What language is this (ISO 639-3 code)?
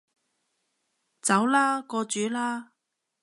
yue